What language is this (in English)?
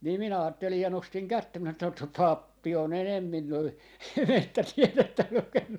Finnish